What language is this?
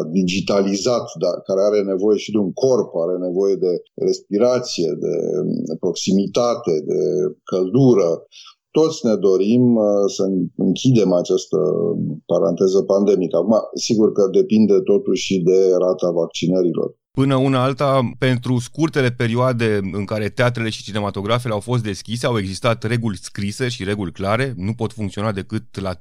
Romanian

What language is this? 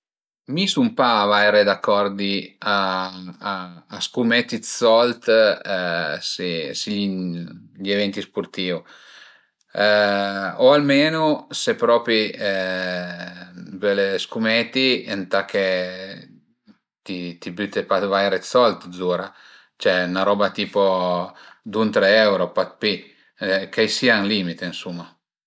Piedmontese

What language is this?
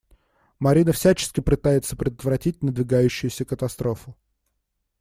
Russian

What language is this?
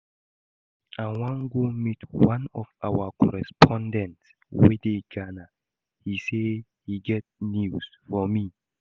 Nigerian Pidgin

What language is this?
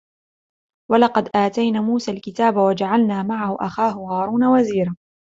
Arabic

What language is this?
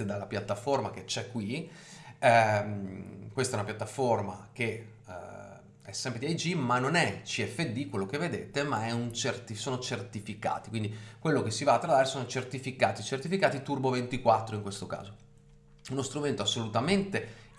Italian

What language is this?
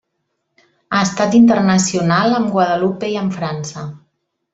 Catalan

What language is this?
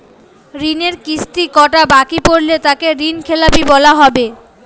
Bangla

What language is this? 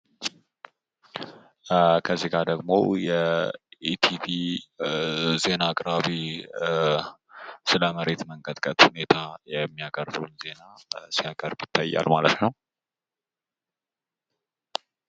Amharic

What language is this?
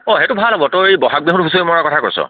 Assamese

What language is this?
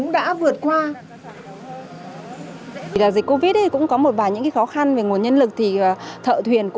Vietnamese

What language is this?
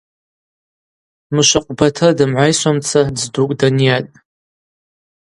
Abaza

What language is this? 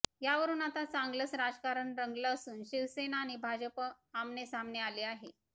Marathi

